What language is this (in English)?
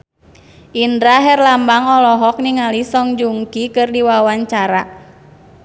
Sundanese